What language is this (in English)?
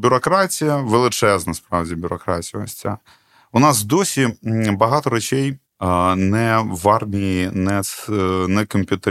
Ukrainian